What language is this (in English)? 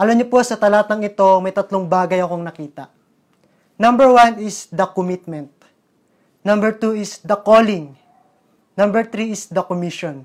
Filipino